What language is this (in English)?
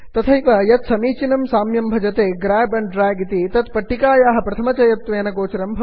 Sanskrit